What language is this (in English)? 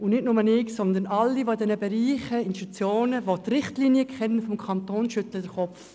Swiss German